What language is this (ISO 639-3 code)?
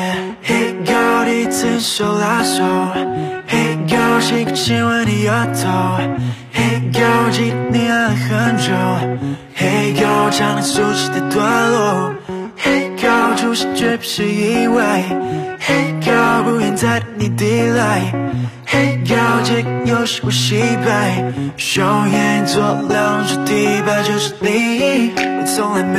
zho